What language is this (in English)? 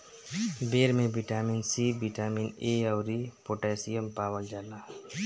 Bhojpuri